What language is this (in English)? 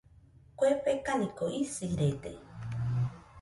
Nüpode Huitoto